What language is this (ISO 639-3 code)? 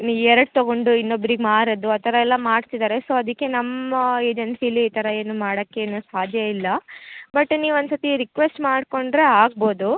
kan